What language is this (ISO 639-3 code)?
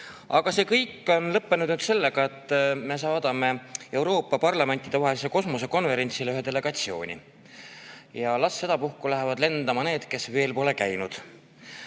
est